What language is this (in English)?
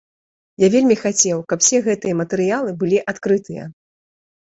Belarusian